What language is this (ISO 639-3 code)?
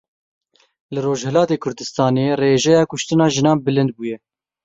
kur